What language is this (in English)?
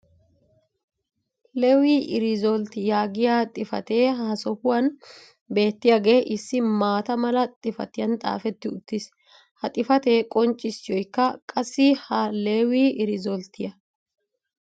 Wolaytta